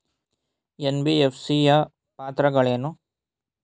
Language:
Kannada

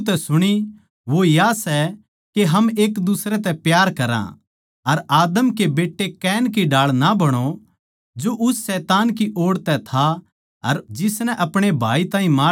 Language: Haryanvi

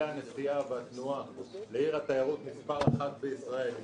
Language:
Hebrew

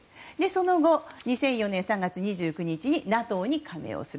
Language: Japanese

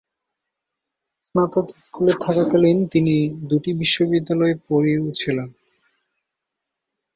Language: Bangla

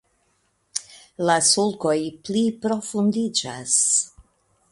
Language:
Esperanto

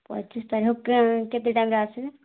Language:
Odia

